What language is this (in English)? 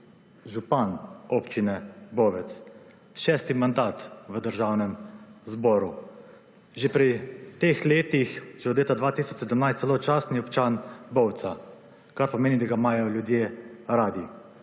Slovenian